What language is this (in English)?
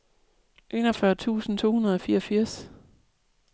Danish